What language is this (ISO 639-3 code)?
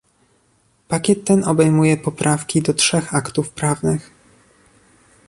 pol